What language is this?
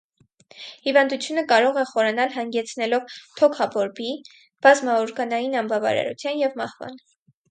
Armenian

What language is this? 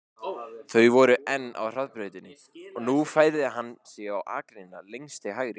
Icelandic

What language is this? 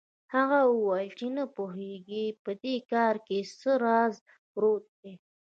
Pashto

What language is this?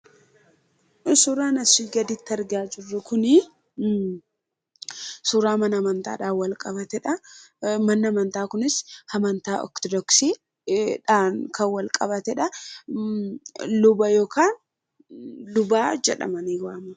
Oromo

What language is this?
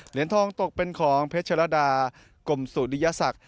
Thai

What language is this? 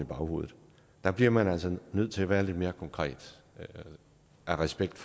Danish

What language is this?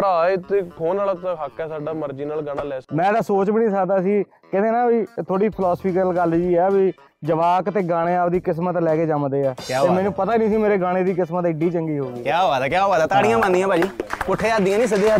Punjabi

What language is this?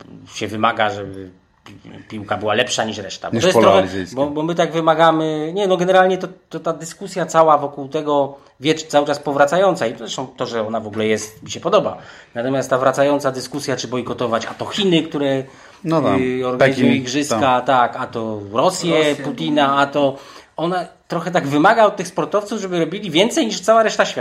Polish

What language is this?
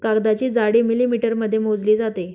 Marathi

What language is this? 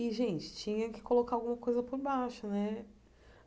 Portuguese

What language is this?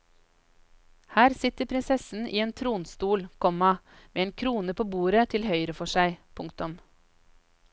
Norwegian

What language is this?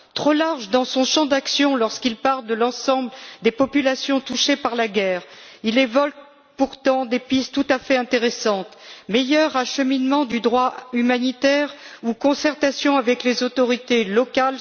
French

